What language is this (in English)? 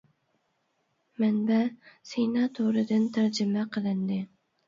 Uyghur